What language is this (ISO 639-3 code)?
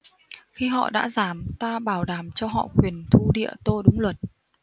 vie